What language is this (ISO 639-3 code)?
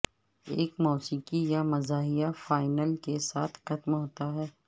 urd